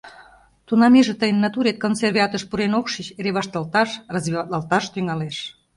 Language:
Mari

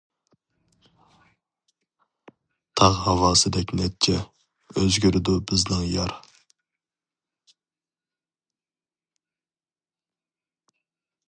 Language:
Uyghur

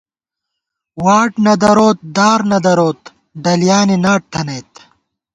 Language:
Gawar-Bati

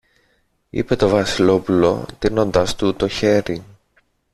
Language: Greek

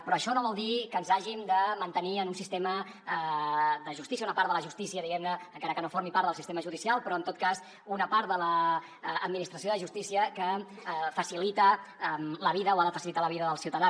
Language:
Catalan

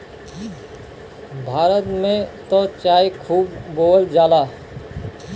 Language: Bhojpuri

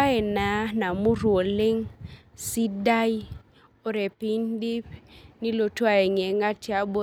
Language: Masai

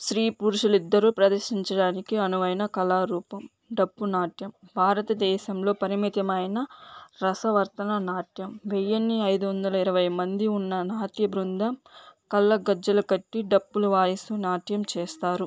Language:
Telugu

